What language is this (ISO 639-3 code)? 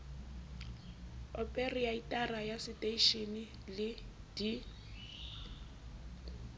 sot